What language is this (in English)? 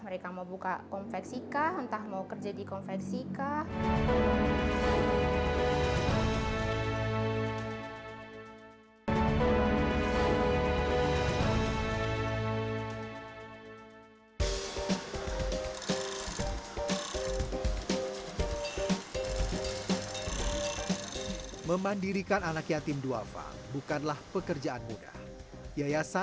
Indonesian